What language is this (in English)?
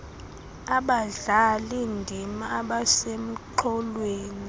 Xhosa